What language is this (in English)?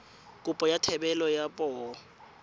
Tswana